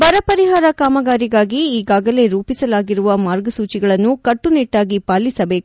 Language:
Kannada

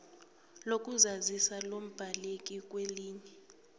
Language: South Ndebele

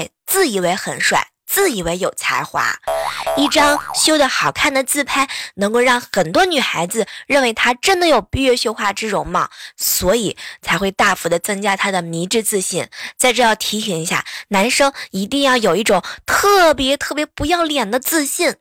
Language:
Chinese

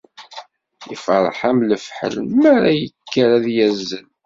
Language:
Kabyle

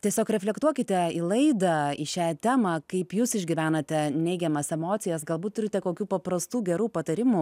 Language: Lithuanian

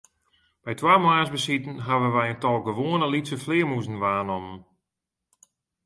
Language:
Western Frisian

